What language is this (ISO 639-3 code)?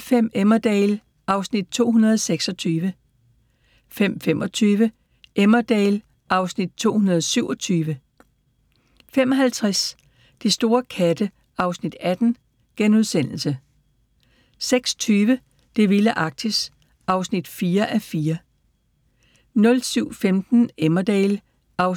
dan